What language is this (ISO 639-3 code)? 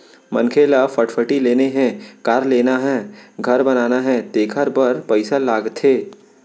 hne